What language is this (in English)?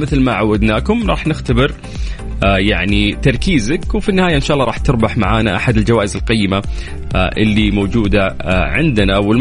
Arabic